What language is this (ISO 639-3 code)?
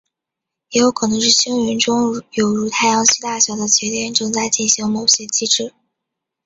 zho